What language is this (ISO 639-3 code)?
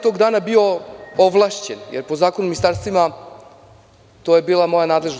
srp